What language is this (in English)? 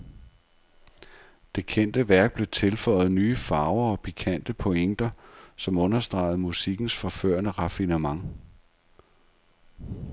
Danish